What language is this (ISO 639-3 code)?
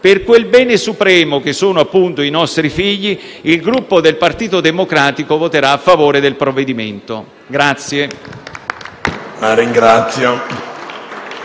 ita